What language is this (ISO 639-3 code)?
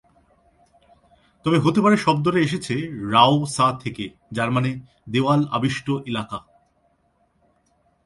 ben